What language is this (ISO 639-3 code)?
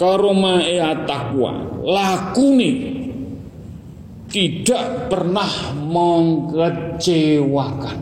msa